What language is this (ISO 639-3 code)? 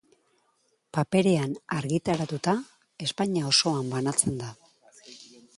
eus